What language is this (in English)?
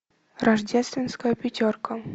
Russian